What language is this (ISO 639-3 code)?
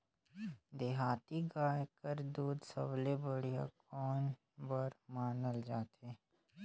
hne